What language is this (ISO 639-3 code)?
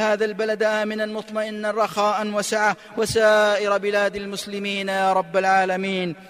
ara